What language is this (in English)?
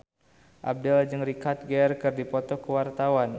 Sundanese